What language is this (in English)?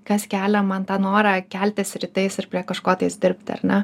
Lithuanian